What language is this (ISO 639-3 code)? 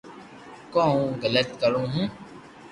lrk